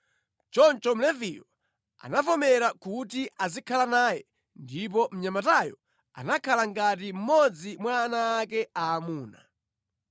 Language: Nyanja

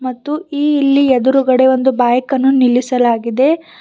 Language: Kannada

